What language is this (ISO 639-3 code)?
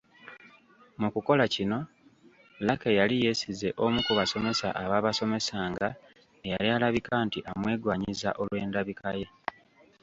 lug